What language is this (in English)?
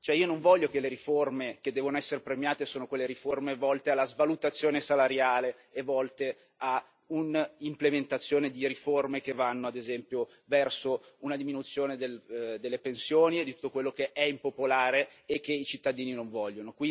Italian